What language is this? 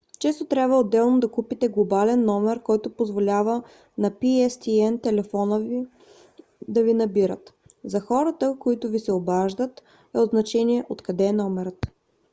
Bulgarian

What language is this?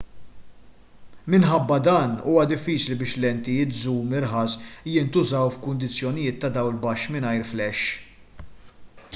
Maltese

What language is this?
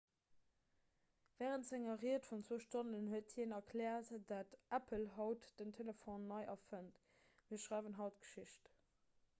Luxembourgish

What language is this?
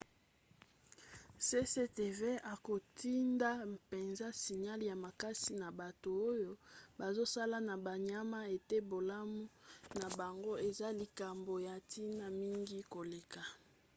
Lingala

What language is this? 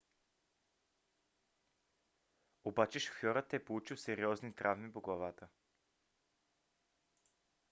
Bulgarian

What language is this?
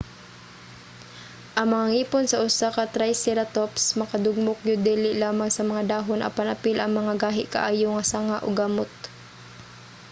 Cebuano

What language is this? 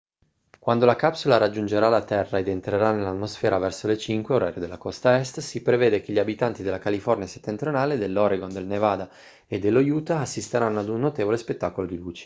Italian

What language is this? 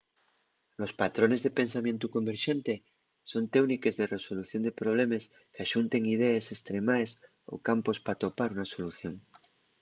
Asturian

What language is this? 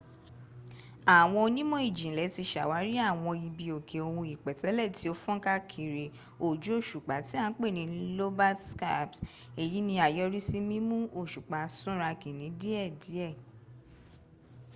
Yoruba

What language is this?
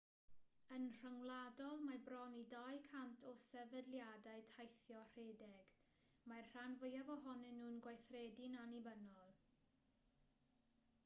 Welsh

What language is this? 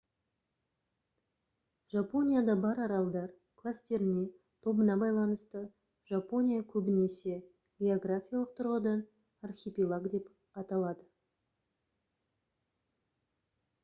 Kazakh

